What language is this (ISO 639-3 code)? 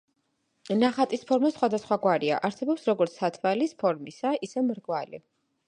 kat